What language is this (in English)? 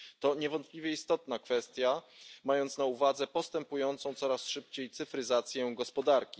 Polish